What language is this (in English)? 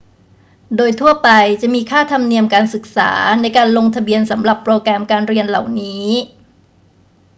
Thai